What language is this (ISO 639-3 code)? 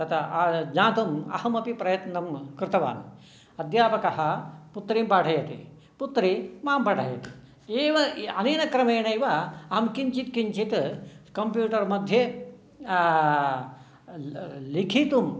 san